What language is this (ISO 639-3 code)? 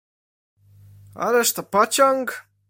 pol